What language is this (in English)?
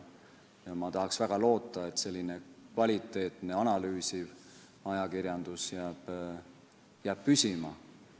Estonian